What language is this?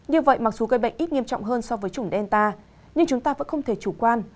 Vietnamese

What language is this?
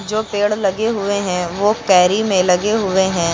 Hindi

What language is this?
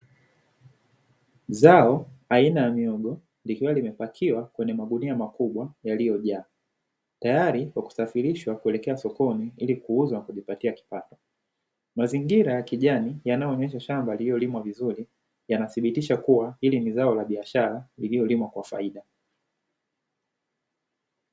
Swahili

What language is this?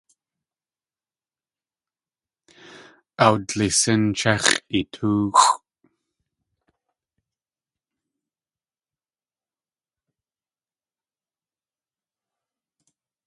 Tlingit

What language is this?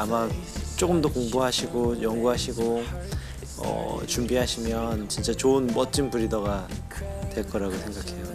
Korean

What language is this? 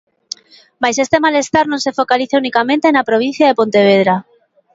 Galician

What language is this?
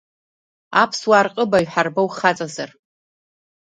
Abkhazian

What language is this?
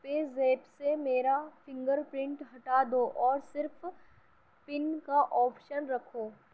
Urdu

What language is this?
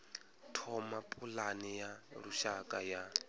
Venda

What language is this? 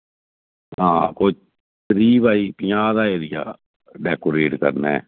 Dogri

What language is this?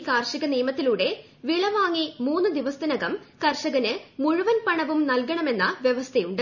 Malayalam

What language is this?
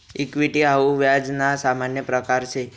Marathi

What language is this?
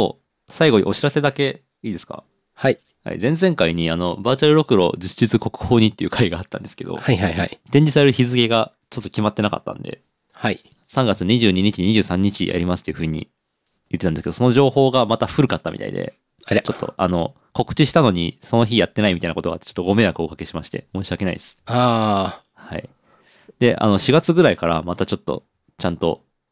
Japanese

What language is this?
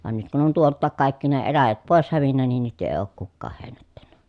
Finnish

